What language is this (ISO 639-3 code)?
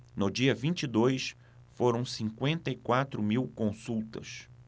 por